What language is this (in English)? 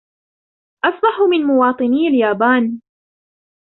Arabic